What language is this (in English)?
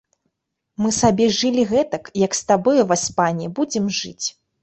Belarusian